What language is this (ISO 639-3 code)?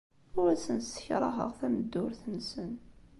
kab